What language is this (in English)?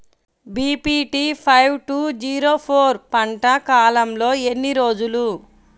Telugu